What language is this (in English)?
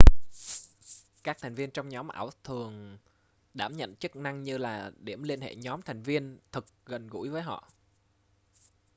Vietnamese